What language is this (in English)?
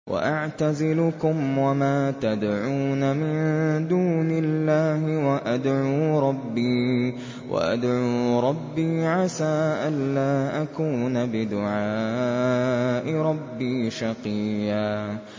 Arabic